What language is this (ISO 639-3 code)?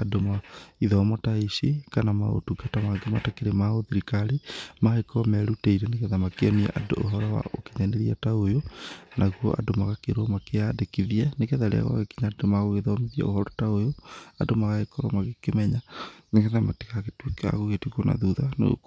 kik